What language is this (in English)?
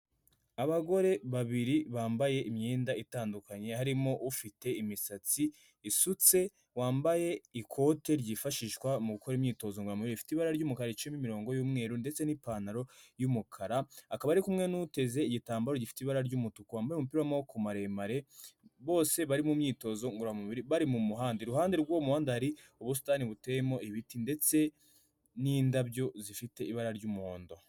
Kinyarwanda